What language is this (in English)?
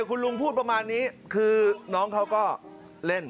Thai